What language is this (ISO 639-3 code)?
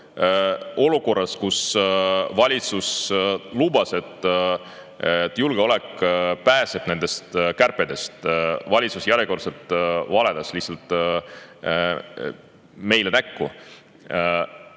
est